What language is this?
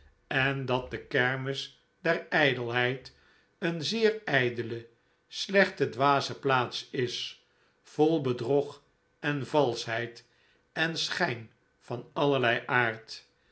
Dutch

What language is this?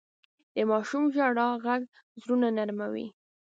Pashto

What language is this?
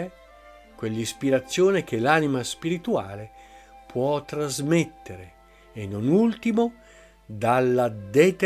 Italian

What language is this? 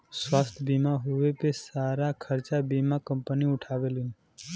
Bhojpuri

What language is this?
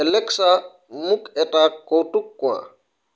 Assamese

